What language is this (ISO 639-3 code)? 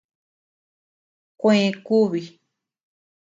cux